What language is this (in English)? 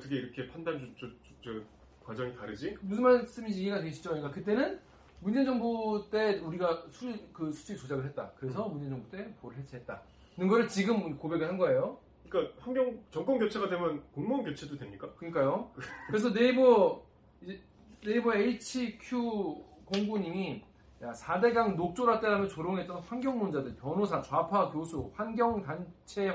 Korean